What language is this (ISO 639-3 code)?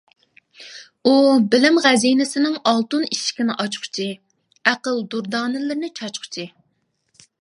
uig